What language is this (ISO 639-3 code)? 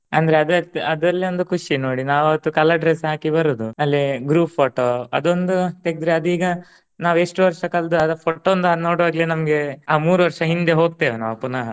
kan